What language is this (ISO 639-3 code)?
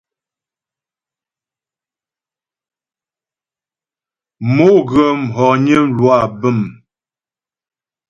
bbj